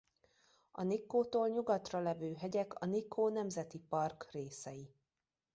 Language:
Hungarian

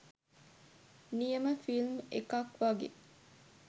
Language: Sinhala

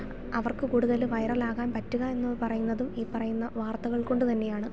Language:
Malayalam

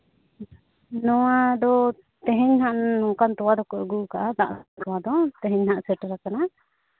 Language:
Santali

